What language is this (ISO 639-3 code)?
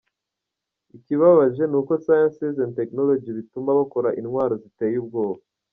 kin